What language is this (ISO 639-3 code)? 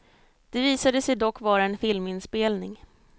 swe